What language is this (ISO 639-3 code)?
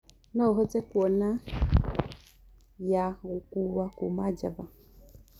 kik